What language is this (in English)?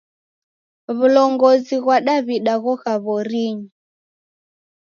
Taita